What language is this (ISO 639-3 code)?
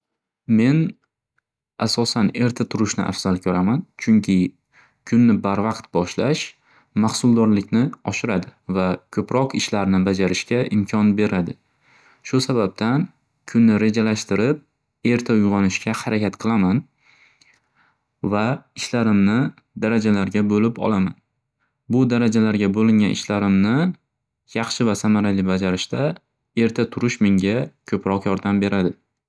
uzb